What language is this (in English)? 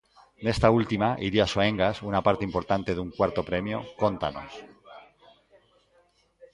Galician